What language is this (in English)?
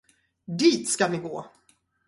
Swedish